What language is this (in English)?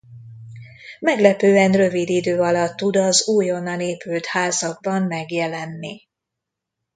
Hungarian